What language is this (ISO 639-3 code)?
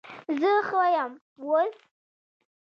pus